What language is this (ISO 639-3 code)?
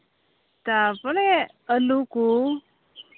sat